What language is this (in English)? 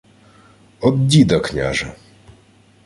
Ukrainian